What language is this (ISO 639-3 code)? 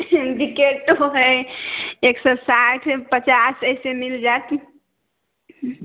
mai